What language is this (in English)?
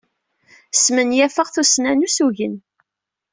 Kabyle